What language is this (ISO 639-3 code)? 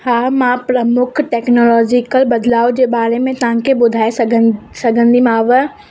snd